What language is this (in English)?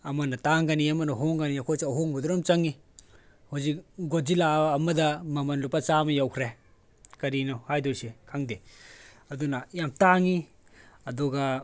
Manipuri